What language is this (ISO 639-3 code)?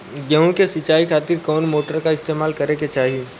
bho